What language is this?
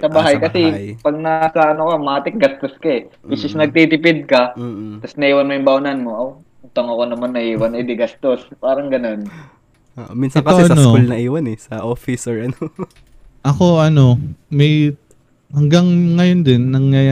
Filipino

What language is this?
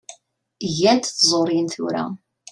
Kabyle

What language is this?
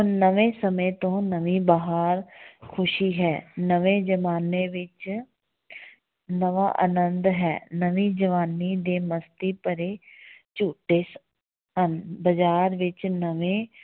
Punjabi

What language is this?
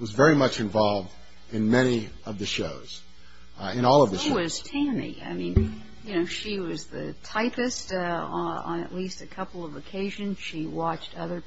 English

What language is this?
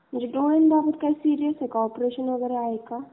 Marathi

